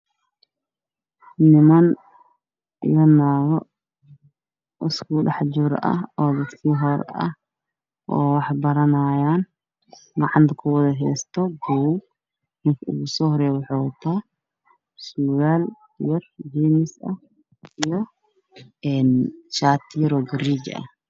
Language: Somali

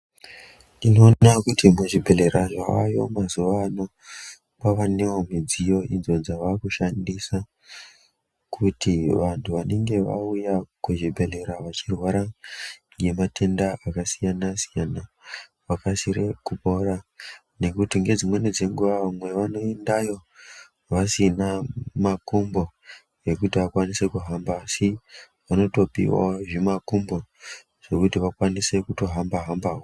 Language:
Ndau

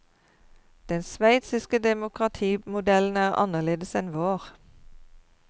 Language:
Norwegian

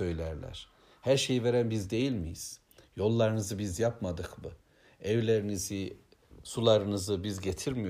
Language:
Turkish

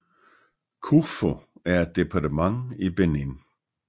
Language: Danish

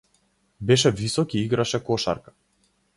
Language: Macedonian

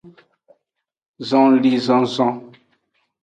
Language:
Aja (Benin)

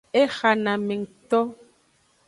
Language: Aja (Benin)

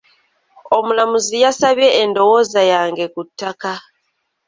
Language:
Ganda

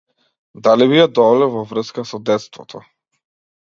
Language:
Macedonian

